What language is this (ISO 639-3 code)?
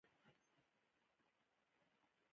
pus